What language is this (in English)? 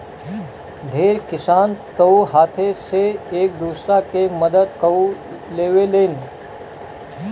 Bhojpuri